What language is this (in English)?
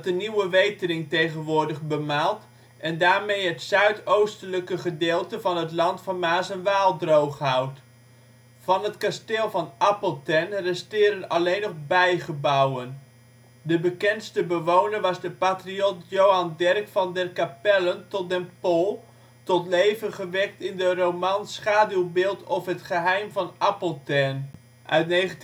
Dutch